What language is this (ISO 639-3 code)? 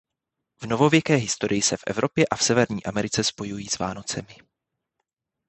ces